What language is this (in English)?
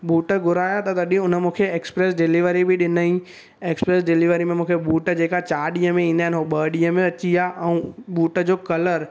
Sindhi